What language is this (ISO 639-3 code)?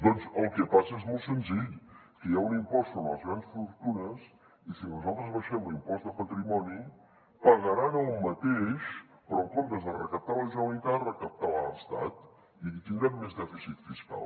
cat